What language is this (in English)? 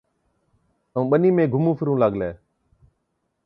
Od